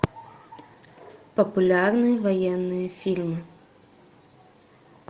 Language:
Russian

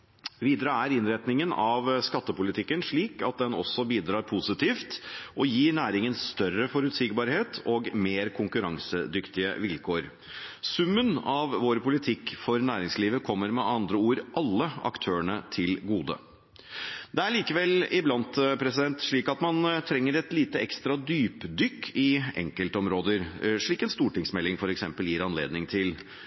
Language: Norwegian Bokmål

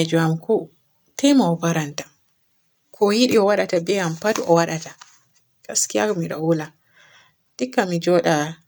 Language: Borgu Fulfulde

